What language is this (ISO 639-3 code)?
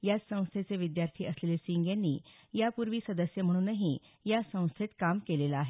mar